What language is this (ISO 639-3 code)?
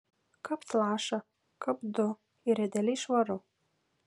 lit